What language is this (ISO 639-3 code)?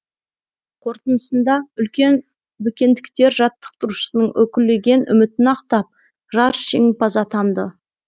kaz